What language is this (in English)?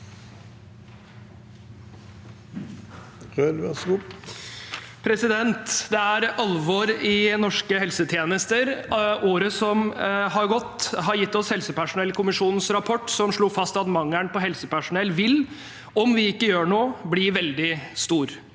Norwegian